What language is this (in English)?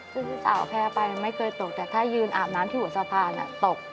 Thai